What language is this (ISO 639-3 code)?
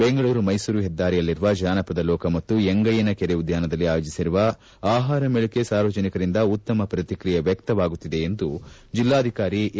kan